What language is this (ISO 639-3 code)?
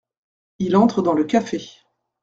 fra